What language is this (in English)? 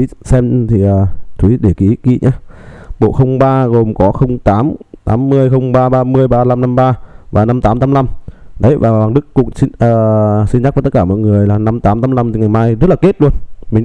Vietnamese